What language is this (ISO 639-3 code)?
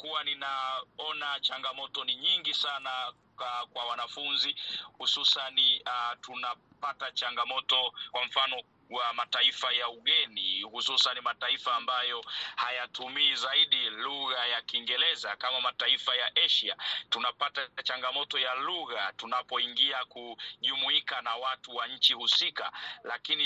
swa